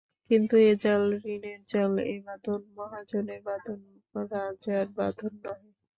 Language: Bangla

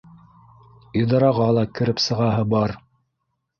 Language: Bashkir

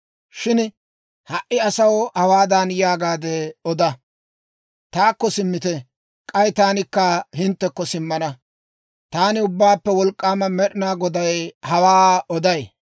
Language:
Dawro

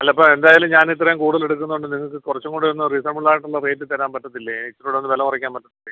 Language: Malayalam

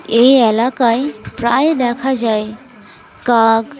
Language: Bangla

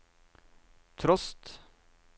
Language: Norwegian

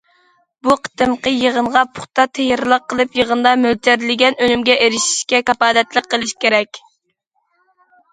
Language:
Uyghur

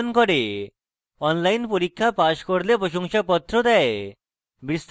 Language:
Bangla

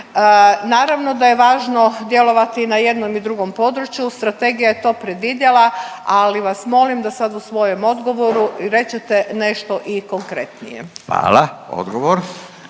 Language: Croatian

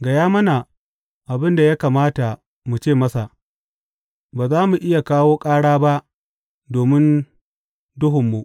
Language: Hausa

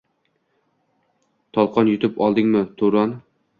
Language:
Uzbek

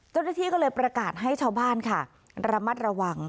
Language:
Thai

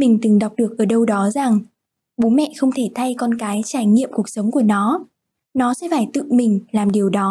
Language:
Vietnamese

